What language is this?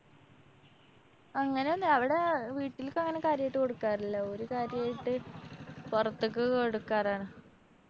Malayalam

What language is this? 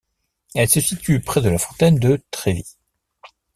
French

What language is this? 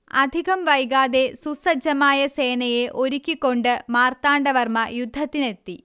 Malayalam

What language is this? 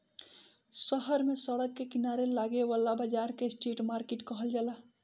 Bhojpuri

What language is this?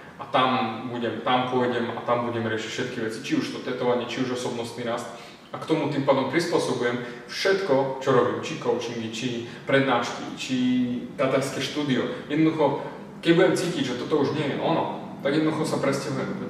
Slovak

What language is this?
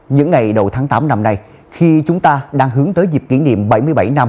Vietnamese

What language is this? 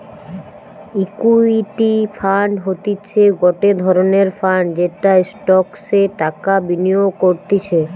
Bangla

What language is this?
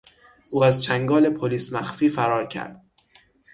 Persian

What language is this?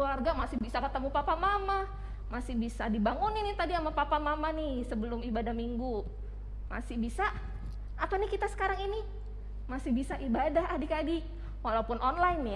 Indonesian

